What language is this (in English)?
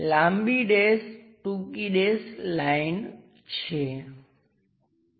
Gujarati